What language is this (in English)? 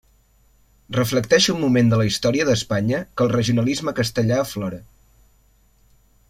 Catalan